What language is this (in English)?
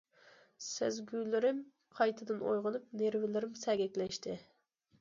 Uyghur